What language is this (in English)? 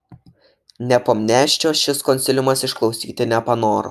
Lithuanian